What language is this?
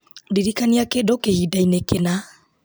Kikuyu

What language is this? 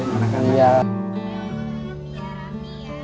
Indonesian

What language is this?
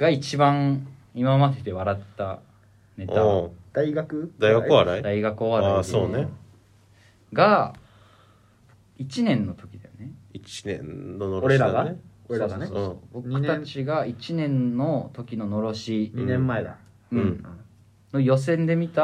Japanese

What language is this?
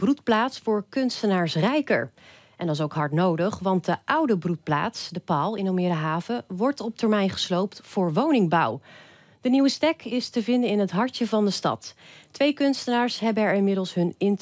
Dutch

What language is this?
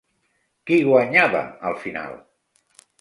Catalan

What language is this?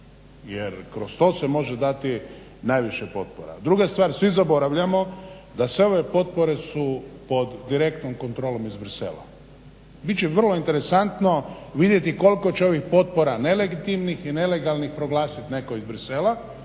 Croatian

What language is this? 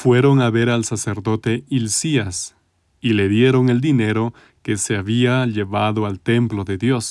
Spanish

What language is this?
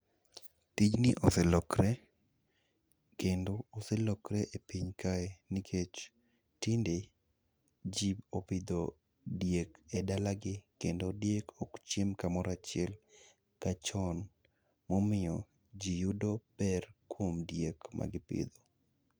Luo (Kenya and Tanzania)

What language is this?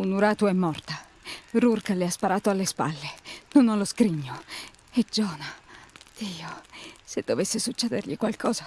Italian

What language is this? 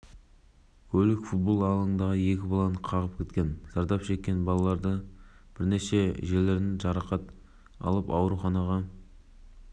Kazakh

